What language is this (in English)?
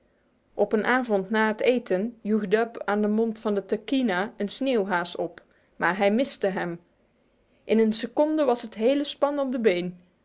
Dutch